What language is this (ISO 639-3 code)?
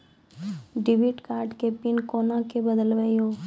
mai